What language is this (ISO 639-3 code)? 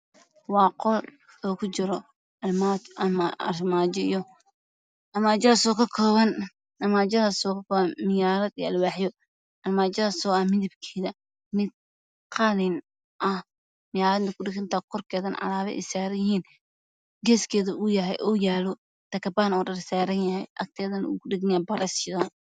som